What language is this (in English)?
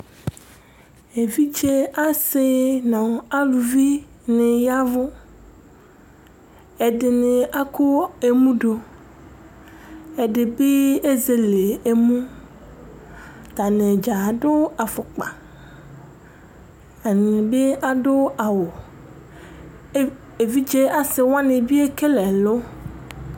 Ikposo